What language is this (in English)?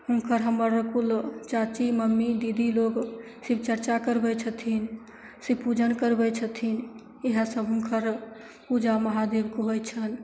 Maithili